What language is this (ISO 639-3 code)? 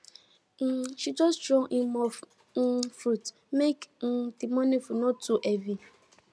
pcm